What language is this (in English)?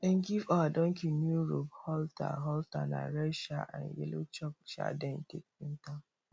Nigerian Pidgin